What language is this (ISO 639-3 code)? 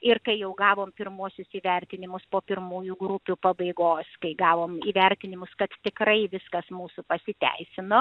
lit